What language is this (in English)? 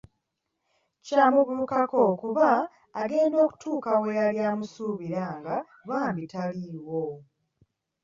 Ganda